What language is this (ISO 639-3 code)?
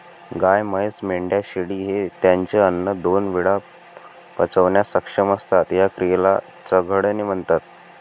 mar